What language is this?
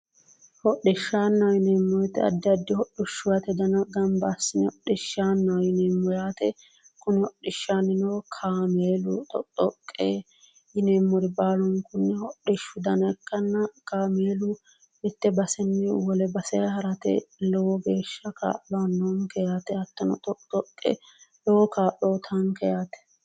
Sidamo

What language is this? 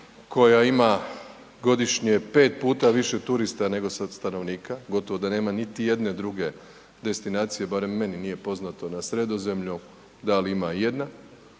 Croatian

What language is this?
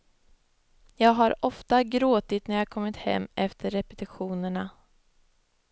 Swedish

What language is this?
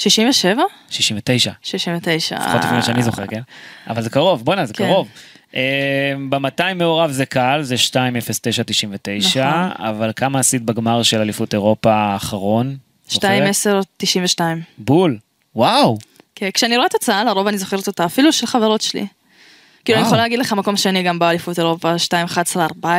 Hebrew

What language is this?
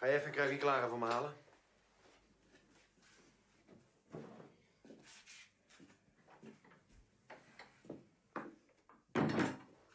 Dutch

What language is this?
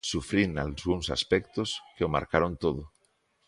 Galician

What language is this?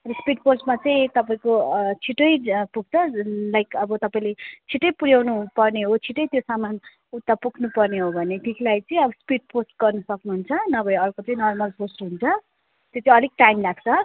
Nepali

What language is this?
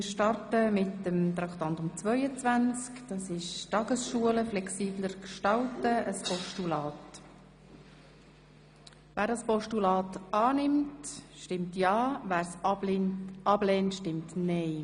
Swiss German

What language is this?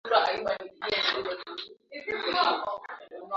Swahili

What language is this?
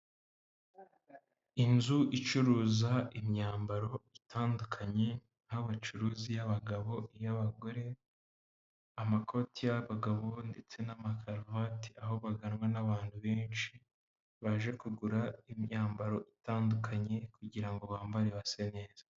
Kinyarwanda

